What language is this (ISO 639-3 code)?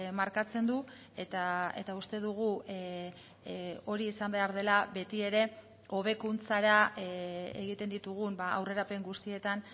eus